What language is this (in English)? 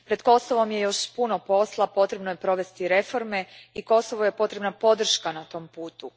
Croatian